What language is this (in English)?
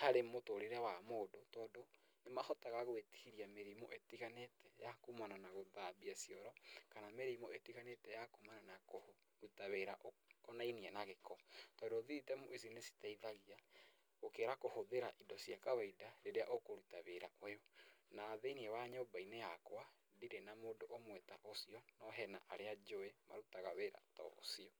Kikuyu